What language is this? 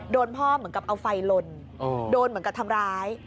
Thai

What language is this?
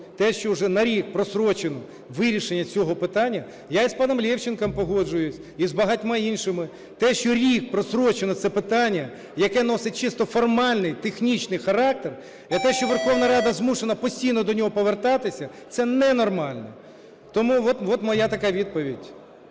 Ukrainian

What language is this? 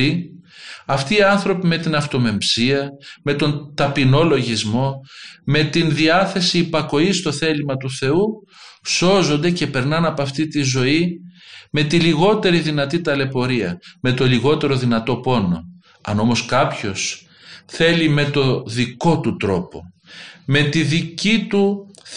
Greek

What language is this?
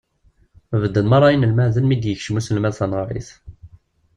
Kabyle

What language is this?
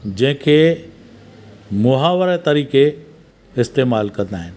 Sindhi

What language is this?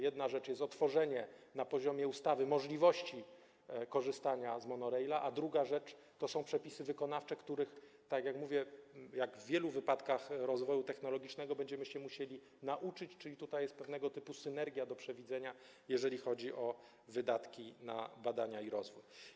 Polish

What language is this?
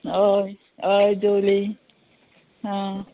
Konkani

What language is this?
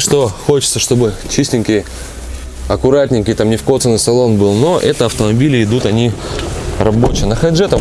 Russian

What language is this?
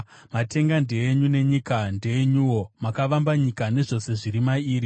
Shona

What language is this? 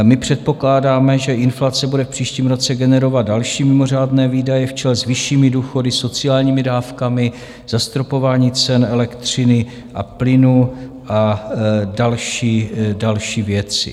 Czech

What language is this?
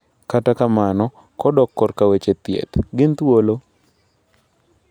Luo (Kenya and Tanzania)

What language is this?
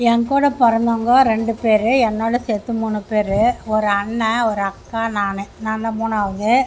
Tamil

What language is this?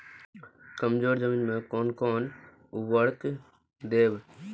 Maithili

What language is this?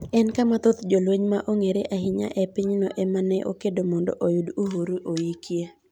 Luo (Kenya and Tanzania)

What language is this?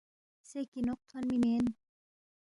Balti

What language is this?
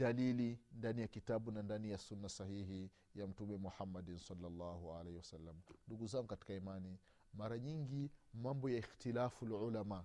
Swahili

